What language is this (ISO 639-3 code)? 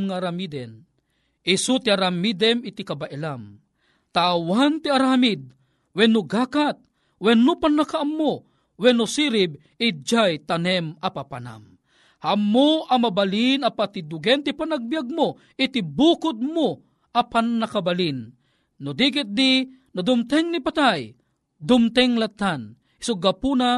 fil